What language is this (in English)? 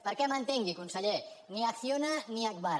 Catalan